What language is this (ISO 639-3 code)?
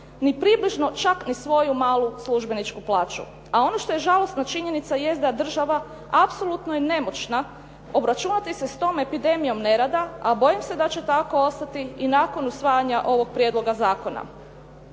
hrv